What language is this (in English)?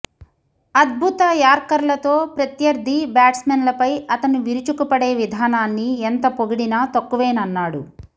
Telugu